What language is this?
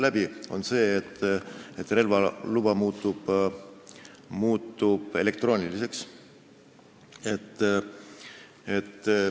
Estonian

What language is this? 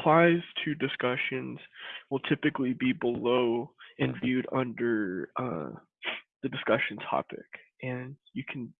English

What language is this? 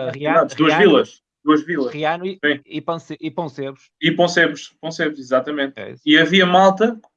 Portuguese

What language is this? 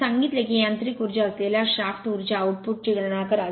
Marathi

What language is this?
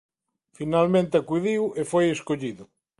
Galician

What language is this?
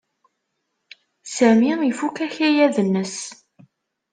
Kabyle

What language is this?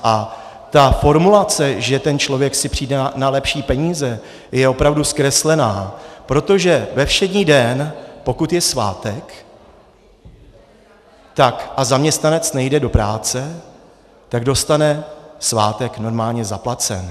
Czech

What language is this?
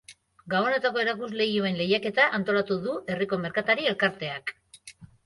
Basque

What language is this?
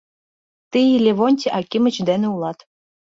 Mari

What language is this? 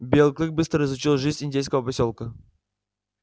Russian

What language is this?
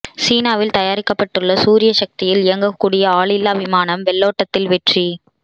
Tamil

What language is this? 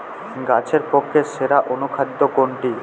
Bangla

